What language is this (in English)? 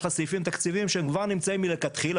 Hebrew